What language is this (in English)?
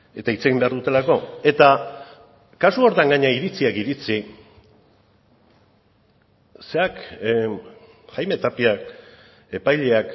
Basque